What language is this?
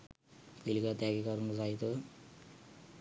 Sinhala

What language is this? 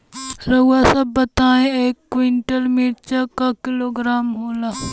Bhojpuri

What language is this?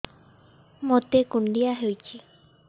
Odia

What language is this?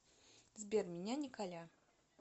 Russian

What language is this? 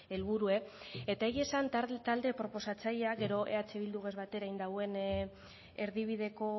Basque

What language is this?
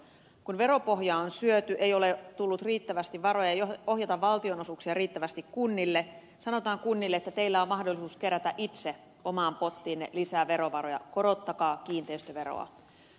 Finnish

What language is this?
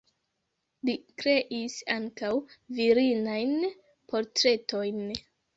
Esperanto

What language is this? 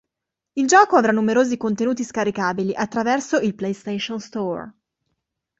Italian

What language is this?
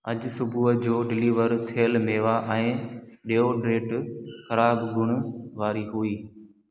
Sindhi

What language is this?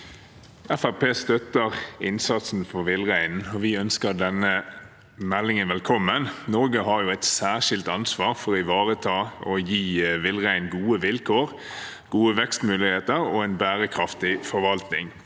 Norwegian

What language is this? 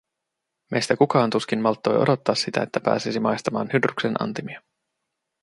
Finnish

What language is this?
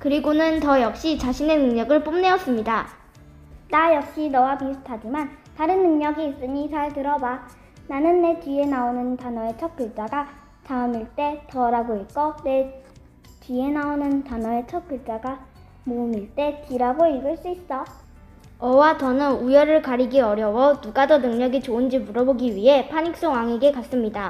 Korean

